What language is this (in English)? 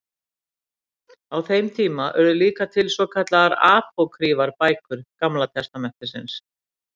Icelandic